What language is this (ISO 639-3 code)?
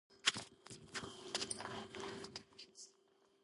kat